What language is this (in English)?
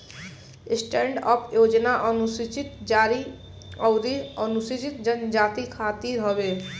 Bhojpuri